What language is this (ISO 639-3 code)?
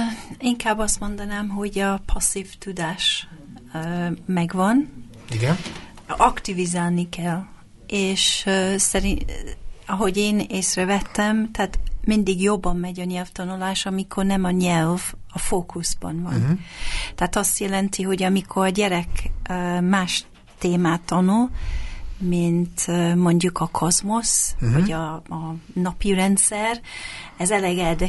hun